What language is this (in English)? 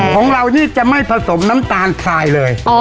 Thai